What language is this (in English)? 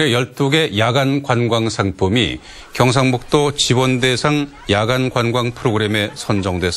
Korean